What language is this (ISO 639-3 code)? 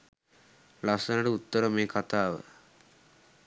sin